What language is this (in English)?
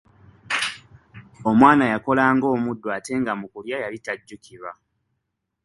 Ganda